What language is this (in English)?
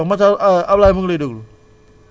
Wolof